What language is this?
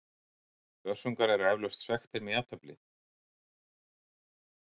Icelandic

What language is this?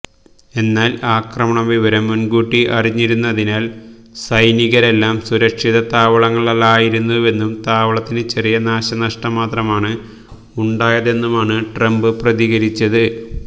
Malayalam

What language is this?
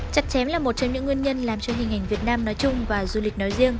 Vietnamese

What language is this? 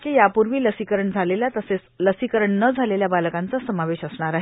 Marathi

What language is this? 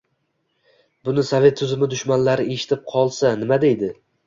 Uzbek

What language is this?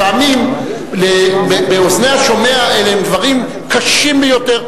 Hebrew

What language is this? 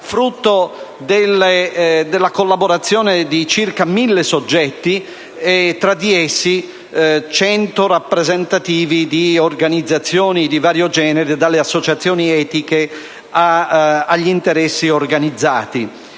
Italian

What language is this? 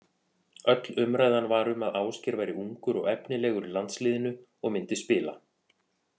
Icelandic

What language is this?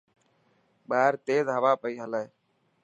Dhatki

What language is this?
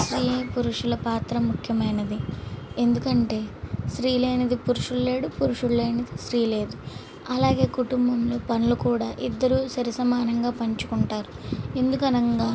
Telugu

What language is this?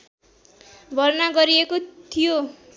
Nepali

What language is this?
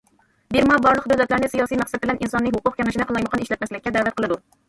Uyghur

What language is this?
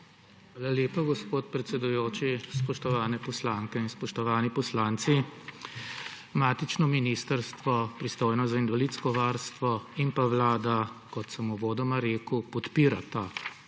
Slovenian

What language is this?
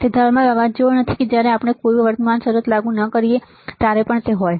Gujarati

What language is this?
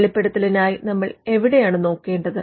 Malayalam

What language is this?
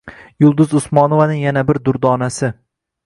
Uzbek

